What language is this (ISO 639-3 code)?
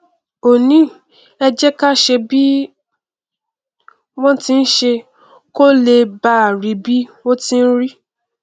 yor